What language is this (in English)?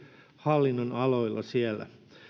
Finnish